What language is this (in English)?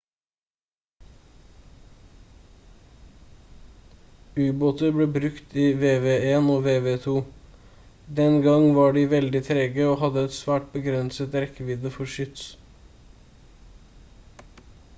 Norwegian Bokmål